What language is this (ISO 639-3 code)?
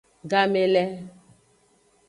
ajg